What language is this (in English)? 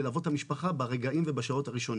Hebrew